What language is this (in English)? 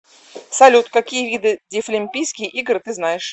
Russian